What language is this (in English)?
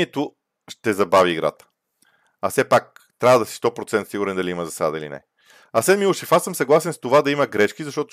Bulgarian